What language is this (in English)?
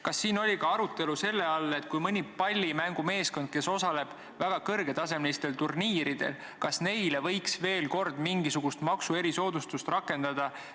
Estonian